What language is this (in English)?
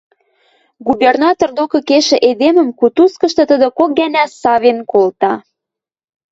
Western Mari